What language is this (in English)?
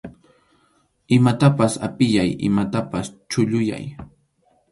Arequipa-La Unión Quechua